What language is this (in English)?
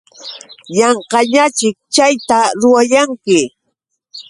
Yauyos Quechua